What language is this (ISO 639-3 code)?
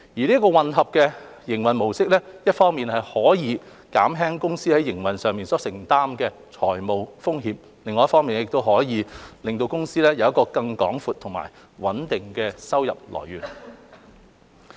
yue